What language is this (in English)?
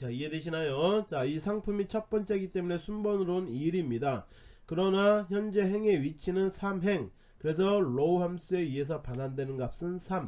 Korean